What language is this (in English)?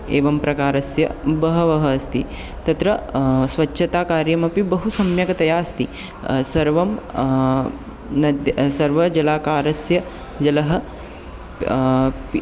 Sanskrit